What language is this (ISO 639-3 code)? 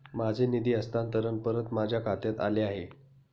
mar